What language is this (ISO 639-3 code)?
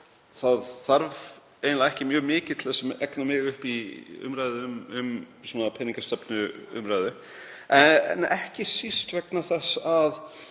isl